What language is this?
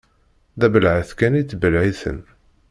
Kabyle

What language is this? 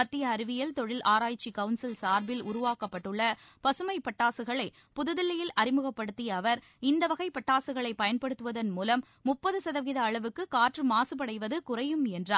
Tamil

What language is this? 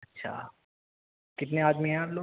Urdu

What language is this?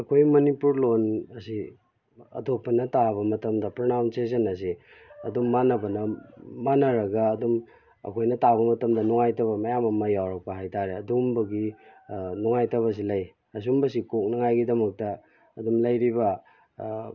Manipuri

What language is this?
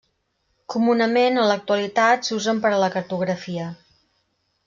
Catalan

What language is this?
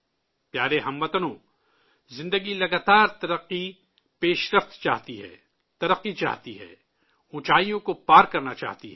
Urdu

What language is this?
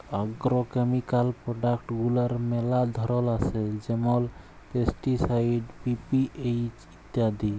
Bangla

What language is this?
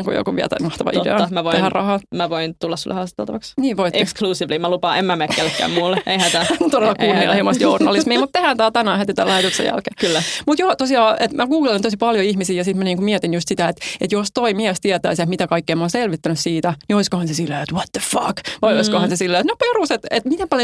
Finnish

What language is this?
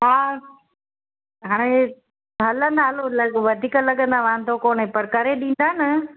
Sindhi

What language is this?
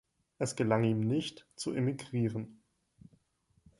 German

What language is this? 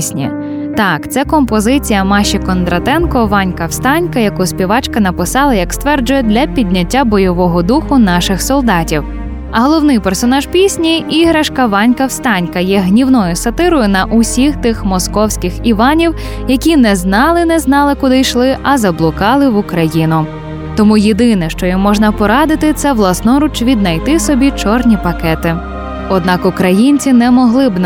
Ukrainian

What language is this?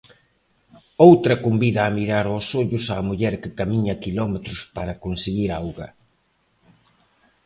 Galician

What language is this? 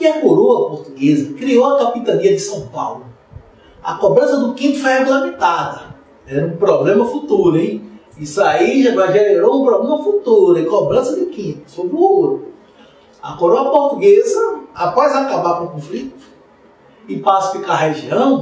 Portuguese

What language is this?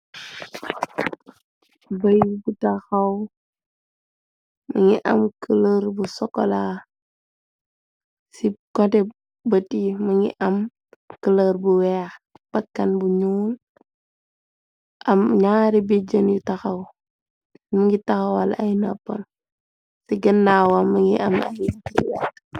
Wolof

